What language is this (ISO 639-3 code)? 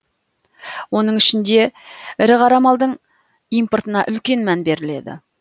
kaz